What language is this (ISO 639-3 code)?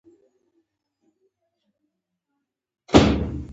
pus